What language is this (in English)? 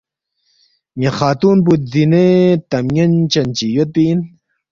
Balti